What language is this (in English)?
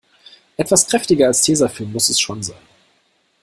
German